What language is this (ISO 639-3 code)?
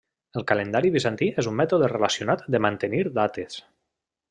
cat